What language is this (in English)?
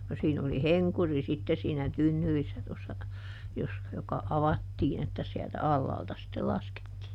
Finnish